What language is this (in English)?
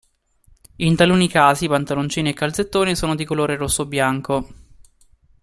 Italian